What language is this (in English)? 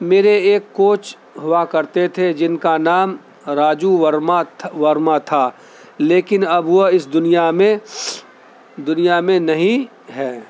Urdu